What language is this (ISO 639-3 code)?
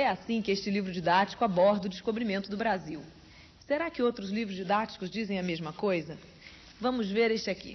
por